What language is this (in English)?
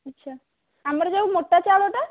Odia